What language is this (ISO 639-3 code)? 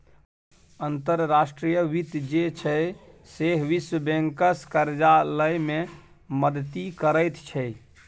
mai